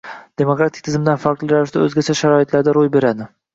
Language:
Uzbek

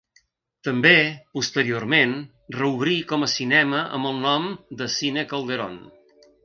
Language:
Catalan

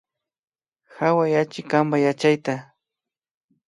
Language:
Imbabura Highland Quichua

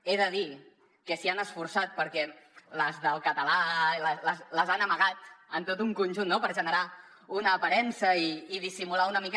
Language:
Catalan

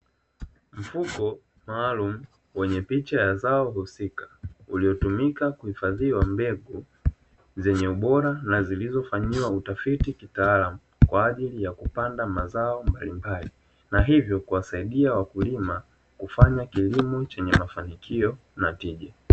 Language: Swahili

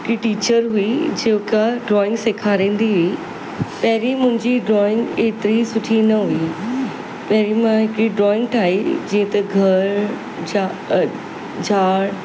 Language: Sindhi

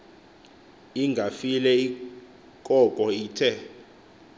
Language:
Xhosa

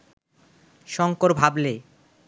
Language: Bangla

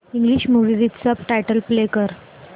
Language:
Marathi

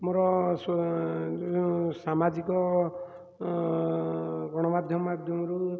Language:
Odia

